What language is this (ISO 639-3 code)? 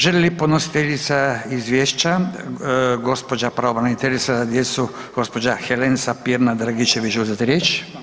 hrv